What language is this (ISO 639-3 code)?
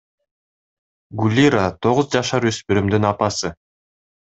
kir